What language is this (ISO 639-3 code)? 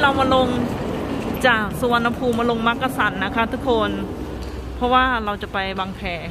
tha